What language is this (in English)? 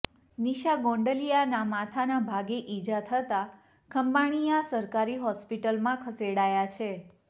Gujarati